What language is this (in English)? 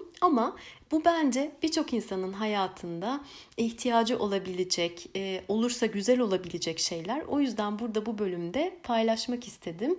Turkish